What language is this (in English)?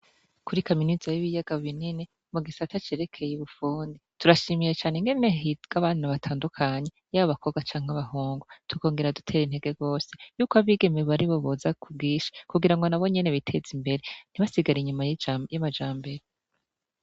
Rundi